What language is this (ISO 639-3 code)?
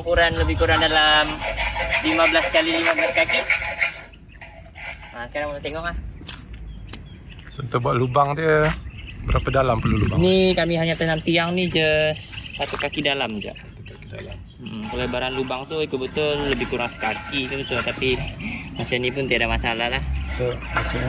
msa